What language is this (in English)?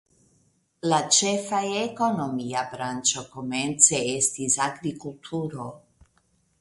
Esperanto